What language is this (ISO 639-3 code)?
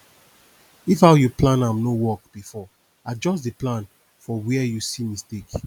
pcm